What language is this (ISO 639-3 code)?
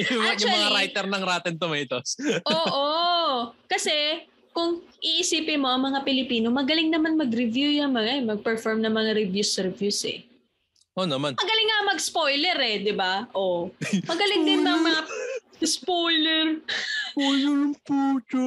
fil